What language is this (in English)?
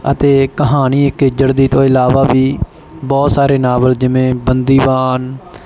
Punjabi